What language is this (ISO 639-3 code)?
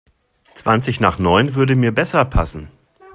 deu